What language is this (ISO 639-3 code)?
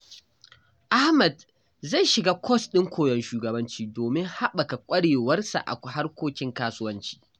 hau